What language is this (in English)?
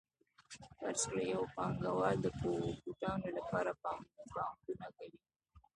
Pashto